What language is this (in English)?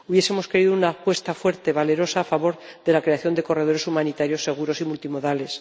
Spanish